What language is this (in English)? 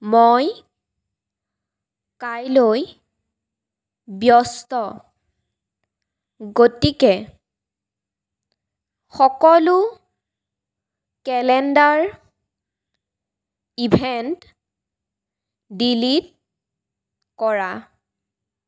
Assamese